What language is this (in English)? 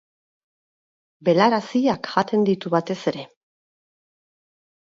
Basque